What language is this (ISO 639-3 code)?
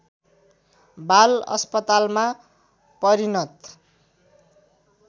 nep